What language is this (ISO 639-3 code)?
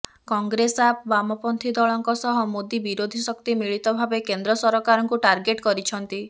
ori